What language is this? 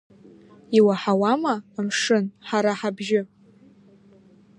Abkhazian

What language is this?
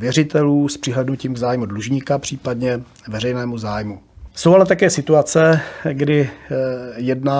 Czech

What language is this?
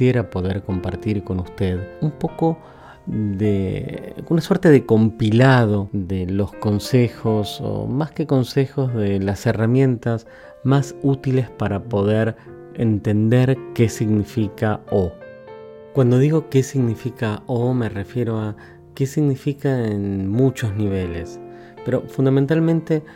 Spanish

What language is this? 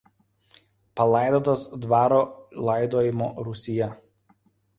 Lithuanian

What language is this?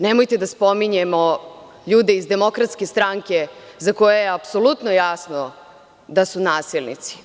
Serbian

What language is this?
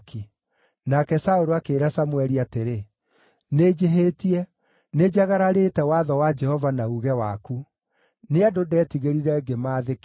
Kikuyu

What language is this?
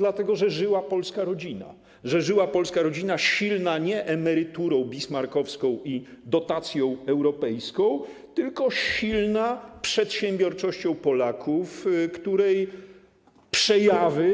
Polish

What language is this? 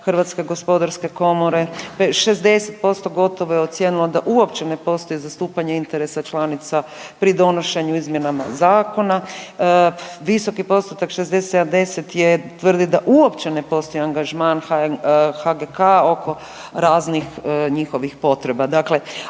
Croatian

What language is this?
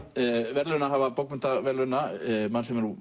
Icelandic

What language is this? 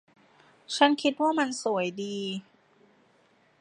Thai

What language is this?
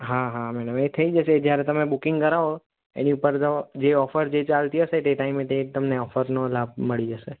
Gujarati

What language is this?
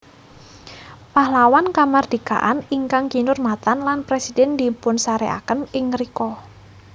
Javanese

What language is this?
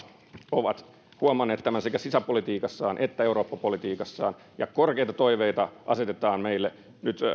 Finnish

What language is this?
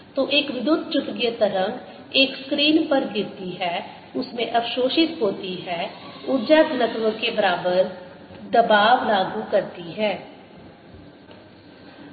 Hindi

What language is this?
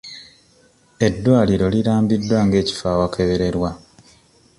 Ganda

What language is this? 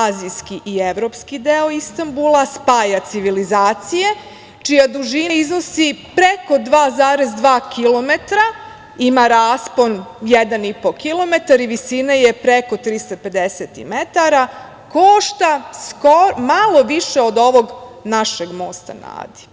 Serbian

